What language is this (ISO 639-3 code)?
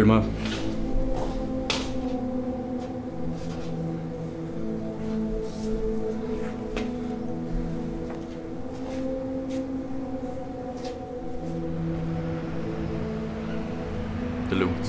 swe